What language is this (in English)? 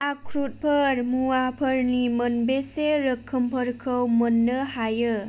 Bodo